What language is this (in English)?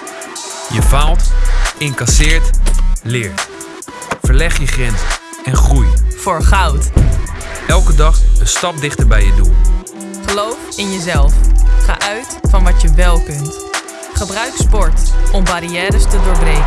Dutch